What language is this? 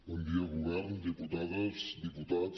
Catalan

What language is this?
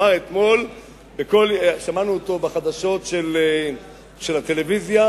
Hebrew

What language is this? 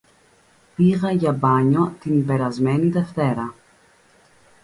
Greek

